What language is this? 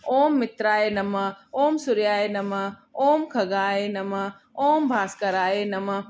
Sindhi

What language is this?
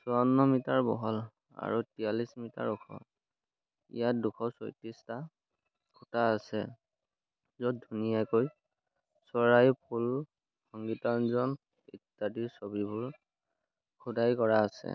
Assamese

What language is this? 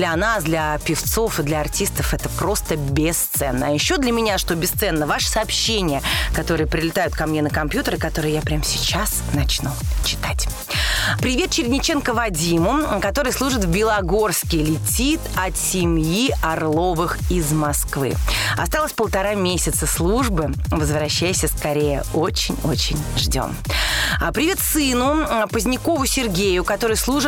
Russian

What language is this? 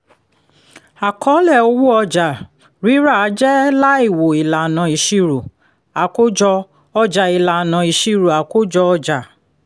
Yoruba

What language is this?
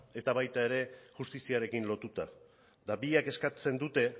Basque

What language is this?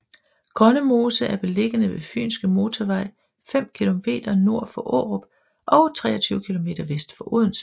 Danish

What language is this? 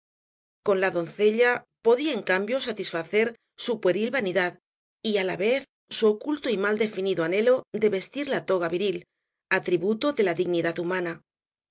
Spanish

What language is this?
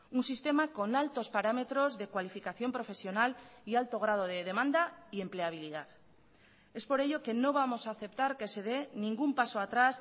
Spanish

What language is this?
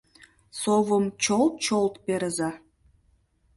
Mari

